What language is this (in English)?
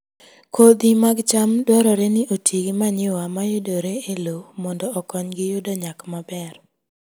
Luo (Kenya and Tanzania)